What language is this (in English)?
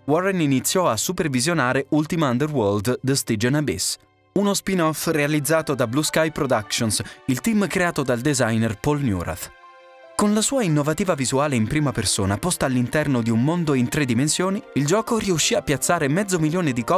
Italian